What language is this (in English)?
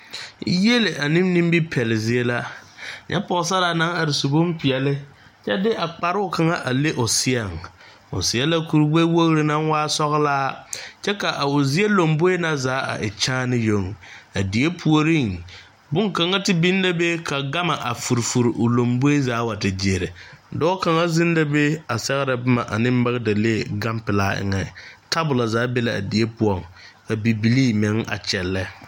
Southern Dagaare